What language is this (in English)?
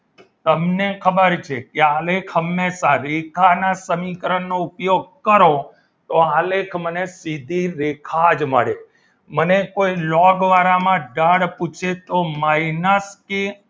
Gujarati